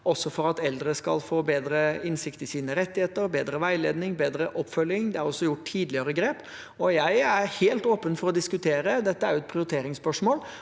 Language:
Norwegian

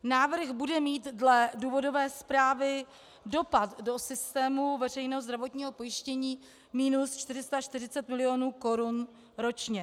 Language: Czech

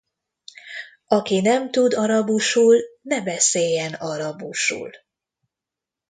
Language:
Hungarian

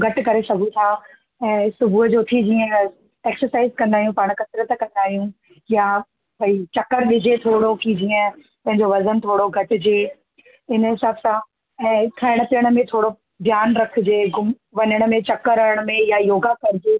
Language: Sindhi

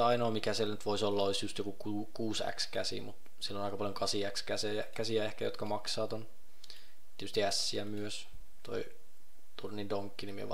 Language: Finnish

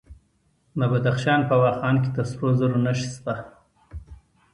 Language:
Pashto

